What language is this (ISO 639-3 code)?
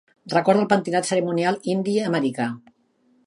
cat